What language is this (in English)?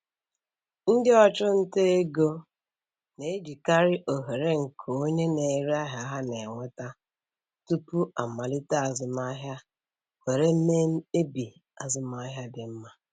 Igbo